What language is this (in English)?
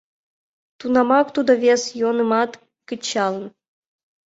Mari